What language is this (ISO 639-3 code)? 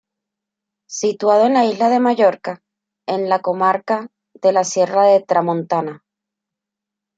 spa